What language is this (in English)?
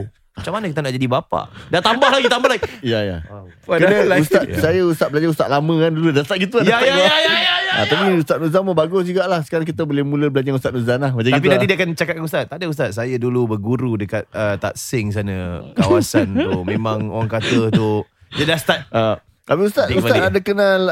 Malay